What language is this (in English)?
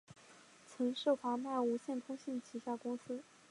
Chinese